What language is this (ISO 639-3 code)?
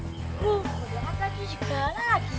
ind